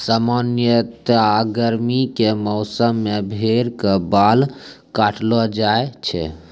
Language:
Maithili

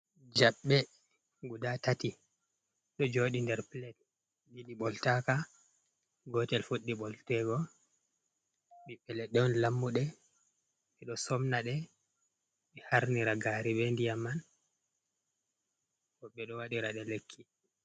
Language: Fula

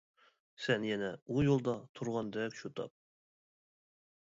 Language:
Uyghur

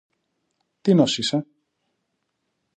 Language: Greek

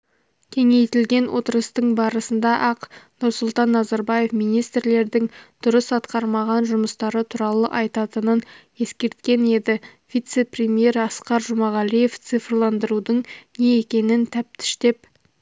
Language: Kazakh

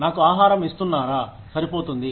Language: Telugu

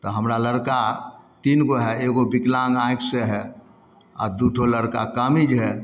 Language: Maithili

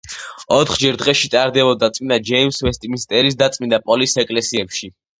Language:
Georgian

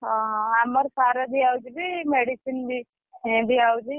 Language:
Odia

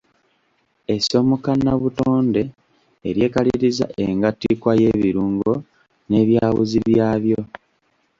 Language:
Ganda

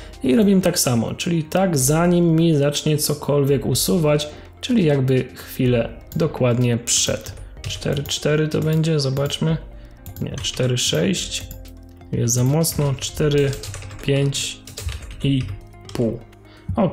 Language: Polish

